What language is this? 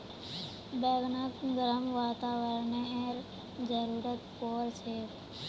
Magahi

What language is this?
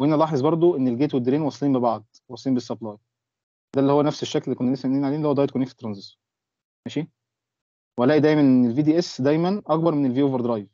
Arabic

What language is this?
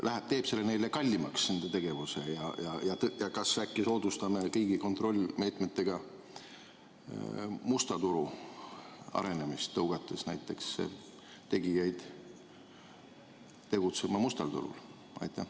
Estonian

